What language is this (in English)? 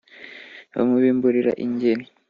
Kinyarwanda